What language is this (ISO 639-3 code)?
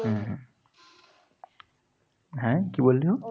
ben